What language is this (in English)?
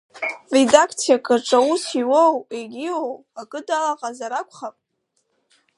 Abkhazian